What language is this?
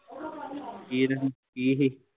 Punjabi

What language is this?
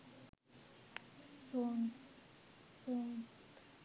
Sinhala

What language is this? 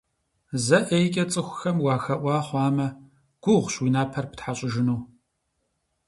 Kabardian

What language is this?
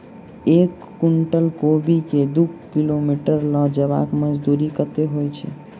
Maithili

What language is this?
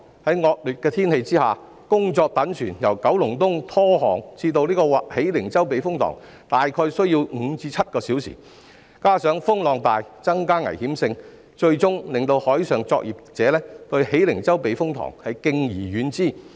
Cantonese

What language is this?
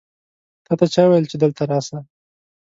Pashto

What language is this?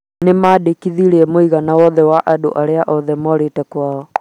Kikuyu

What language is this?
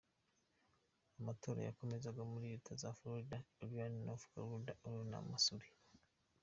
Kinyarwanda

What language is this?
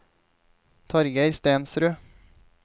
Norwegian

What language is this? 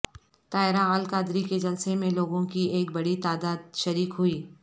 Urdu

